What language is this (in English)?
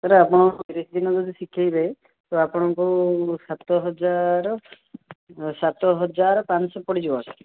Odia